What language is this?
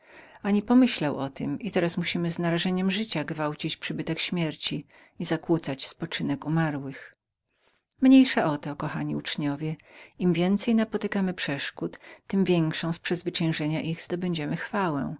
Polish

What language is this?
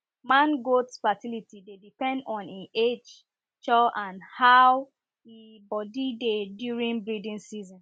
Nigerian Pidgin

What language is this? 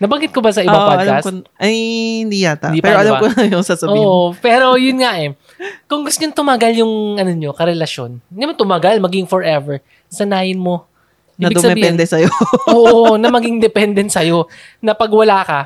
Filipino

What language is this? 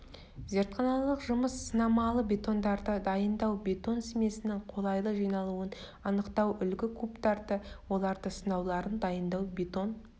Kazakh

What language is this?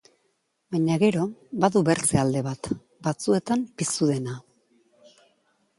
Basque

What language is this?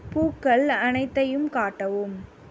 Tamil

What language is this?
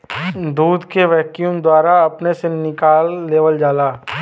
Bhojpuri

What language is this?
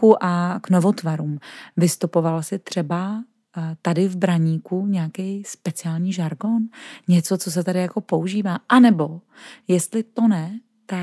Czech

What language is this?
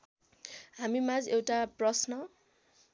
Nepali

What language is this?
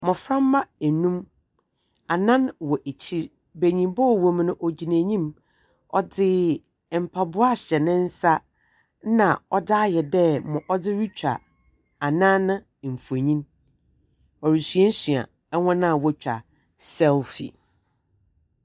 Akan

